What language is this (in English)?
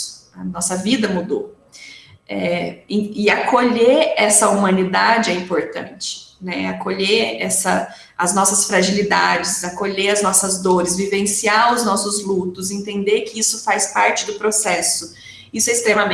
Portuguese